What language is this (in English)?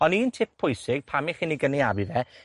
Welsh